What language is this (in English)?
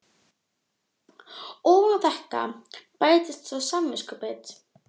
Icelandic